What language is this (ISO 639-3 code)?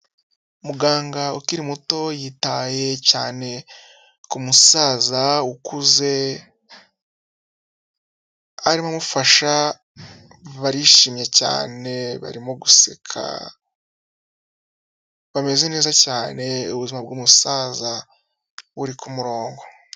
kin